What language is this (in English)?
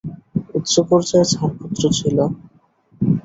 Bangla